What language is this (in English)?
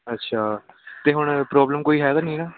Punjabi